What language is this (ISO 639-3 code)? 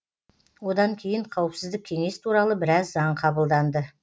kaz